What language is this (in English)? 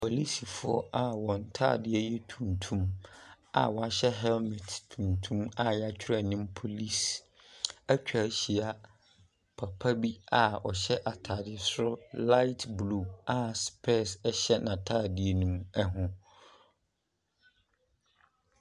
Akan